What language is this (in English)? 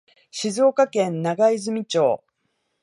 Japanese